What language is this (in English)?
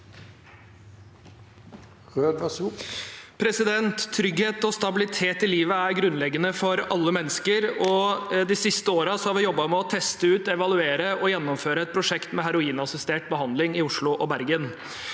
Norwegian